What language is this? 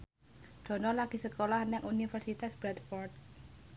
Javanese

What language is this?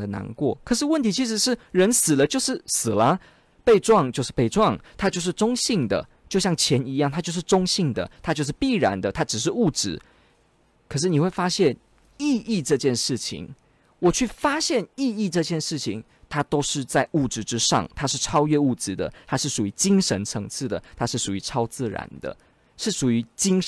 Chinese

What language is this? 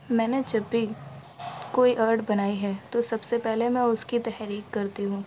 Urdu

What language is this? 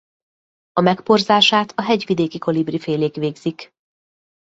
Hungarian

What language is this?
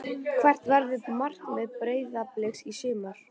Icelandic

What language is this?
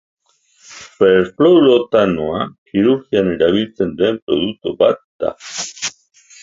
Basque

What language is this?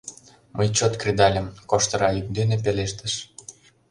Mari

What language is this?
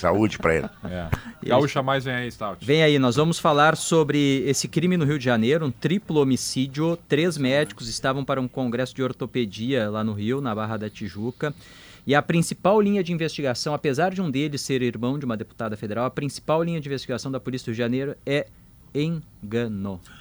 Portuguese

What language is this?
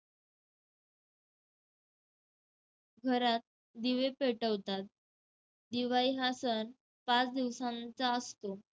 Marathi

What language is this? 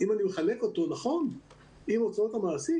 Hebrew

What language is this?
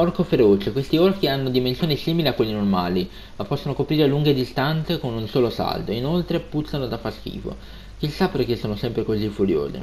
Italian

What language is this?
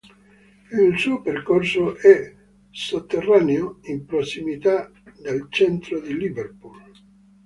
Italian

